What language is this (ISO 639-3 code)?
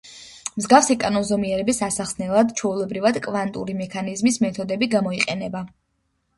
kat